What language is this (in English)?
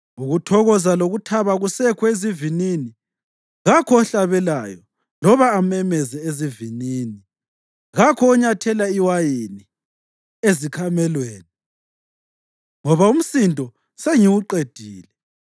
North Ndebele